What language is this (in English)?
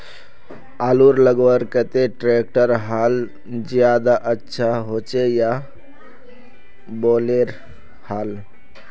Magahi